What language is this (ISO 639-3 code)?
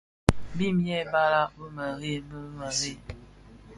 ksf